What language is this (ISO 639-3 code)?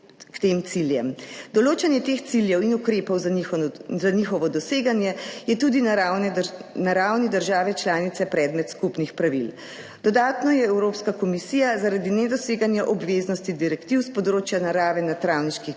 slv